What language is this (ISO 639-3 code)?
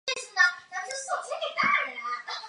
zho